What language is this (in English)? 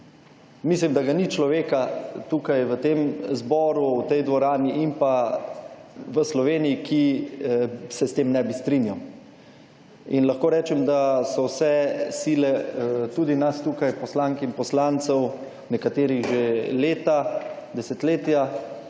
Slovenian